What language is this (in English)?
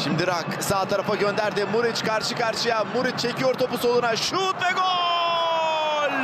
Turkish